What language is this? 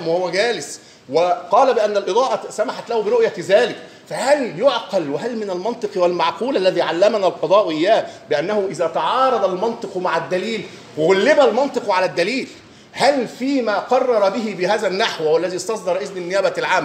Arabic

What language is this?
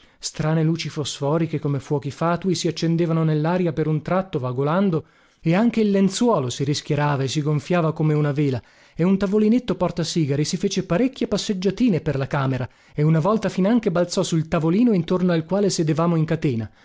Italian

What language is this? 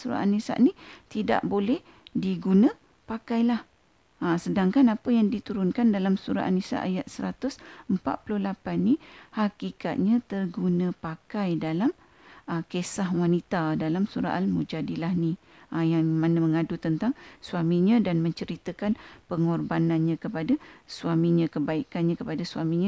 Malay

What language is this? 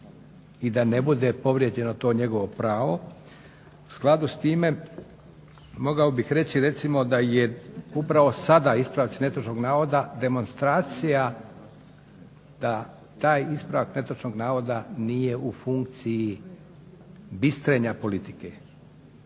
Croatian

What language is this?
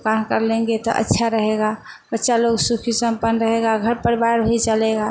Hindi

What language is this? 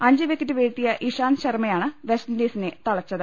Malayalam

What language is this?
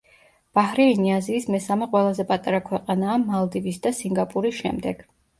Georgian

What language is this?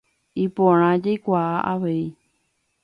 Guarani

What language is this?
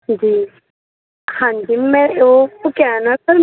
Urdu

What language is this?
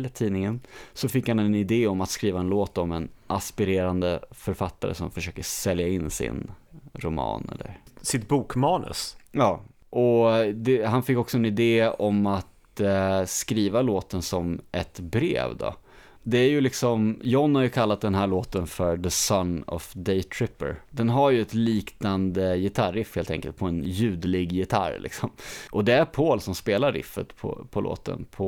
Swedish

